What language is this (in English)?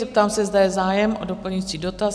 Czech